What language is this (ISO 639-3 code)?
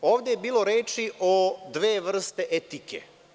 srp